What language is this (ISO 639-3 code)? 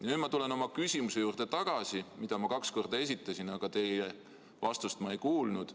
est